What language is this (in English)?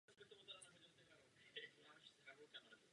Czech